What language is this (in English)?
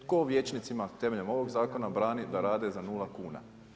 Croatian